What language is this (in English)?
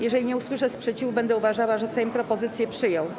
Polish